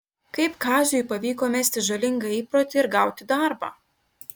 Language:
Lithuanian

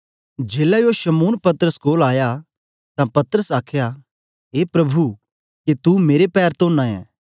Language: Dogri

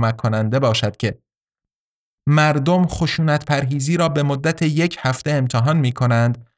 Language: Persian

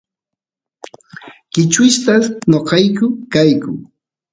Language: Santiago del Estero Quichua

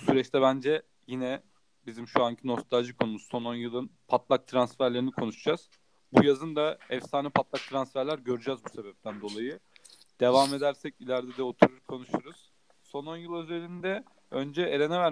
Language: Turkish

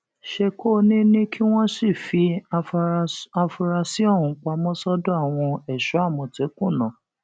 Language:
Yoruba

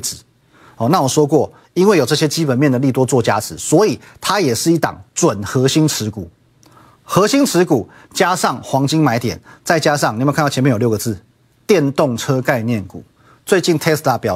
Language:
Chinese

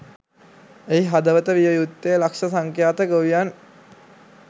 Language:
Sinhala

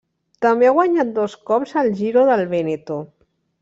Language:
Catalan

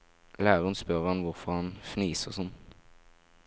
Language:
Norwegian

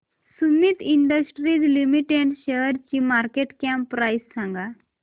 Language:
Marathi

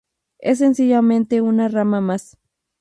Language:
Spanish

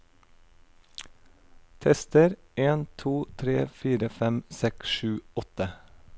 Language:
Norwegian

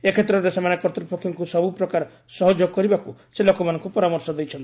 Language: Odia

